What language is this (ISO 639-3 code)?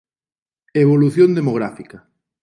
glg